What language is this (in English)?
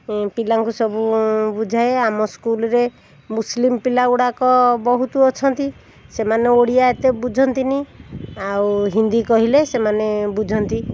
Odia